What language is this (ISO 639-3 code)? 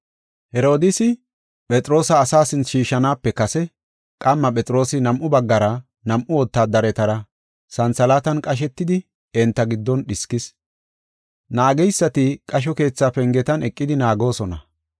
gof